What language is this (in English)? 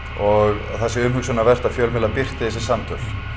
Icelandic